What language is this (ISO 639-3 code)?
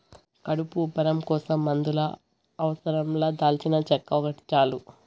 tel